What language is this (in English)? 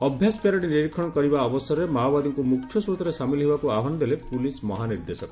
Odia